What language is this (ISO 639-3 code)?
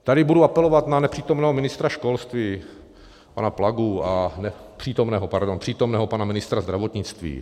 ces